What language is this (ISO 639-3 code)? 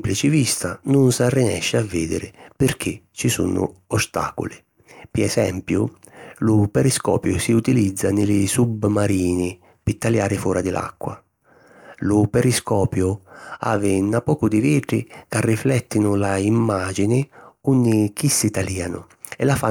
scn